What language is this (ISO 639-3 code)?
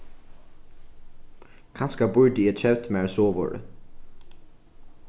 fao